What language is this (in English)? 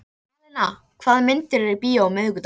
Icelandic